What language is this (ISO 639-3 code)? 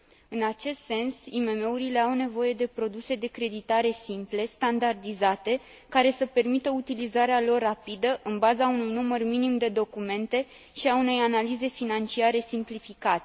ron